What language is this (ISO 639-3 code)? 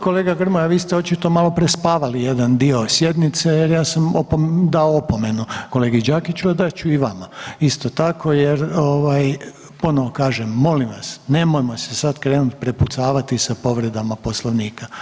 hrv